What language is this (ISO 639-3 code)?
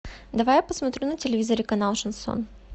rus